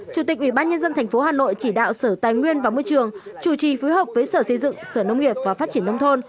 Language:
Vietnamese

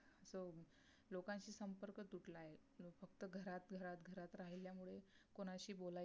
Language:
Marathi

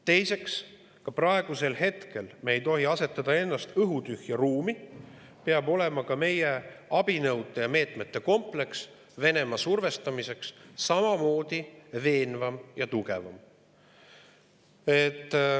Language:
Estonian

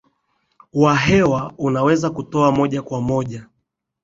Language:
Swahili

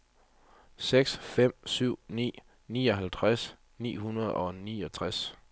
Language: Danish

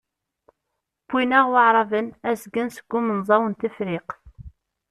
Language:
Kabyle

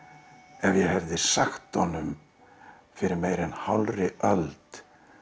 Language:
Icelandic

